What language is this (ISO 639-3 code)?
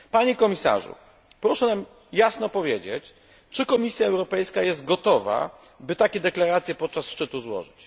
pol